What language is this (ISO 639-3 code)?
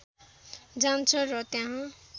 nep